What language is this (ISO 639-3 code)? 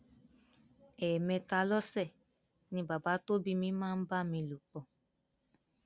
yor